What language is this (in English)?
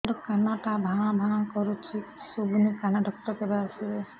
Odia